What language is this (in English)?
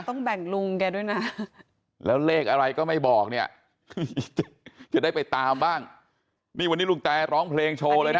Thai